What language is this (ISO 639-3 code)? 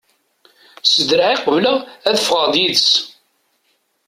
kab